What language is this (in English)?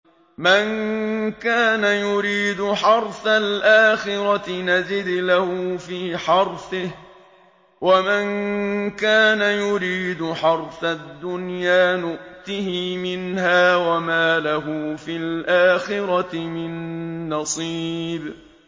Arabic